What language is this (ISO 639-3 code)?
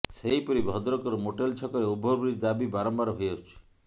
ori